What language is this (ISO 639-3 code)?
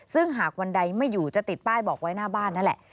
tha